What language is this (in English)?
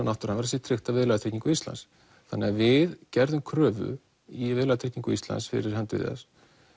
Icelandic